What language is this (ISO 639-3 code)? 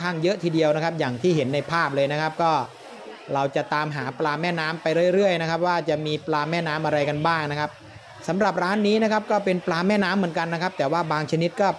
tha